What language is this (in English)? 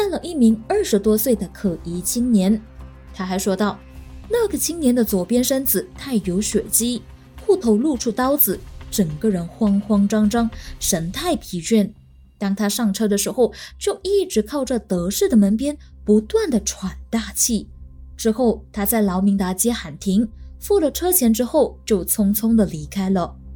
Chinese